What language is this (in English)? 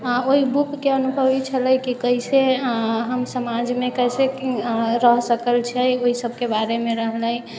Maithili